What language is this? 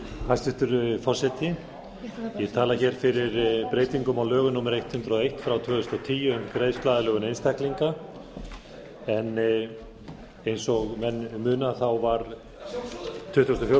Icelandic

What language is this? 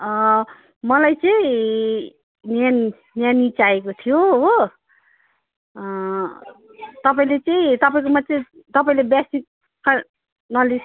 Nepali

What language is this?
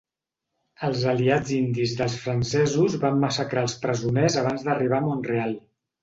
Catalan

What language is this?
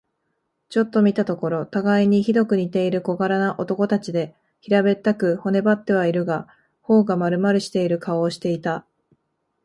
Japanese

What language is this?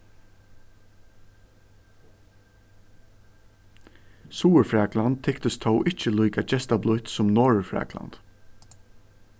Faroese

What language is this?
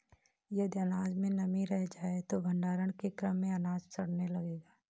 Hindi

